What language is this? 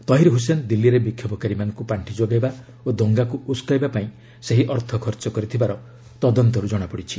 Odia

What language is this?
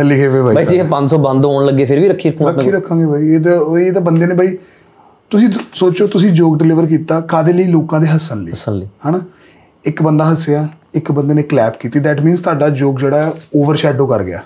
Punjabi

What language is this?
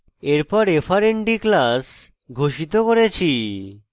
Bangla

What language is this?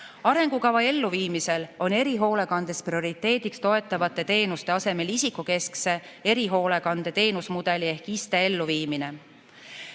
Estonian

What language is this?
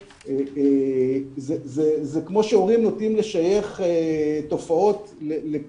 Hebrew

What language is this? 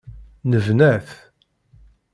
Kabyle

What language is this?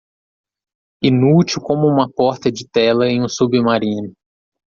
Portuguese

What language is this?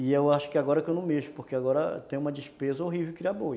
Portuguese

